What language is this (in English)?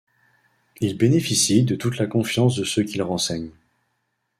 French